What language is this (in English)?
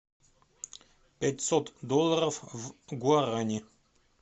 Russian